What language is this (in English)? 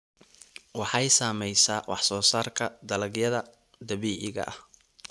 Somali